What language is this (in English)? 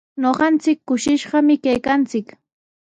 Sihuas Ancash Quechua